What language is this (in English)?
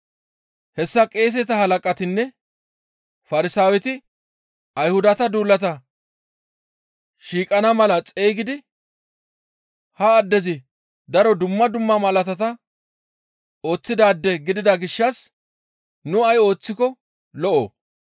Gamo